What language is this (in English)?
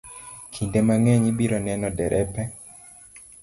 Luo (Kenya and Tanzania)